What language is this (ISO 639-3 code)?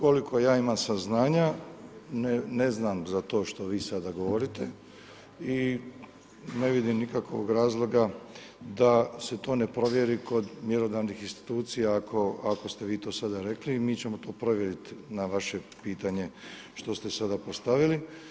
hrv